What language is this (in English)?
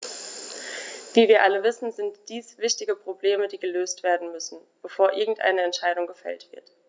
German